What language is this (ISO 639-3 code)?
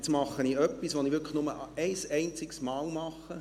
gsw